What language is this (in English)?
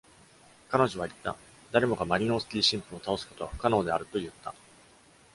Japanese